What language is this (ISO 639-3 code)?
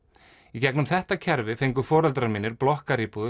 isl